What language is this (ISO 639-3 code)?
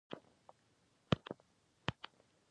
pus